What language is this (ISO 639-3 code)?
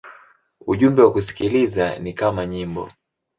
swa